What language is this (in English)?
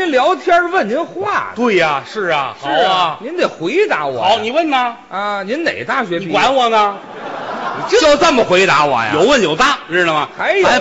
Chinese